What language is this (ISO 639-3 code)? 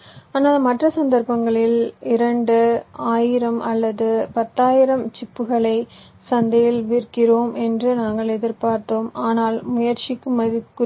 tam